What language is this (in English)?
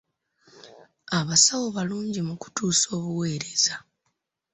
Ganda